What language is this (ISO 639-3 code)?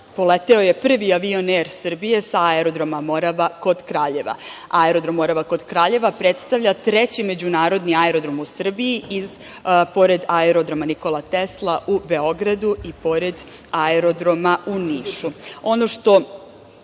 srp